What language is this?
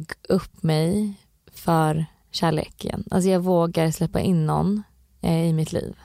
Swedish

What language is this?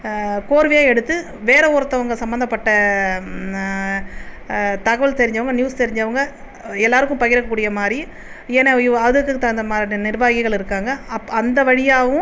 Tamil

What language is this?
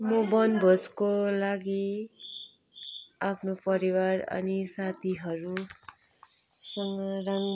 Nepali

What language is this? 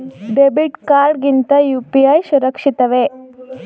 Kannada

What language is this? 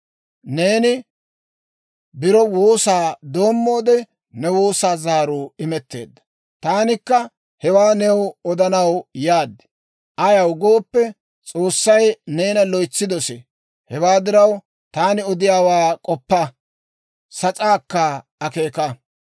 Dawro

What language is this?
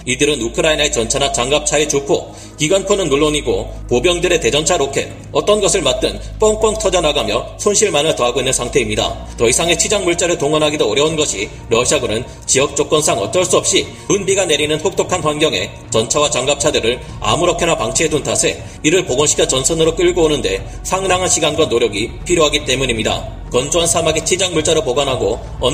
Korean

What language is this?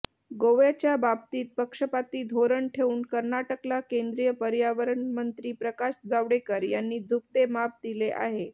Marathi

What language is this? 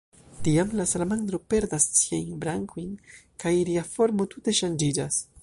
Esperanto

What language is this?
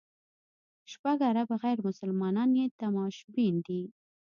Pashto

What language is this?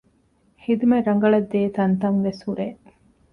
Divehi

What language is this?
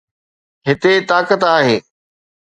Sindhi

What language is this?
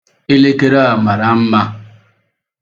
Igbo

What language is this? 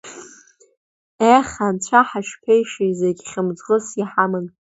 Abkhazian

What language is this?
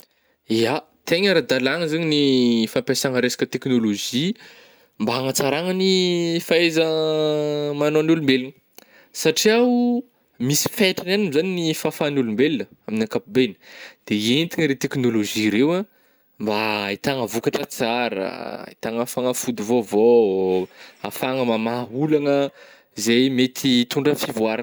Northern Betsimisaraka Malagasy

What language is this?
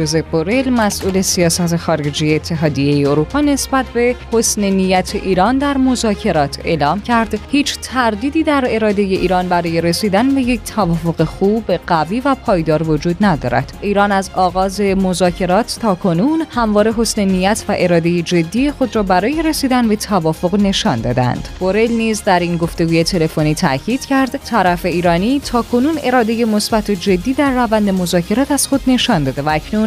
Persian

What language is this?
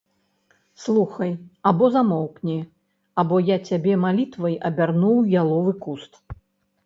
Belarusian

